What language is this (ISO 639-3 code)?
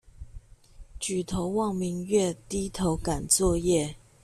zho